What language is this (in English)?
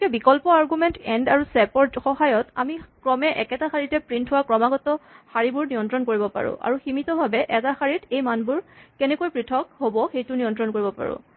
Assamese